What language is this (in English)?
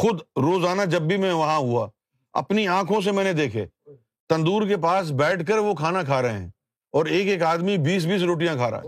Urdu